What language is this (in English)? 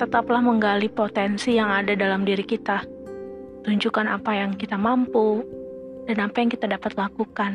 Indonesian